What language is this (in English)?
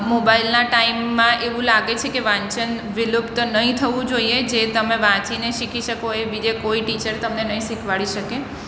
Gujarati